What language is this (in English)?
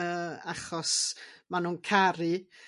Welsh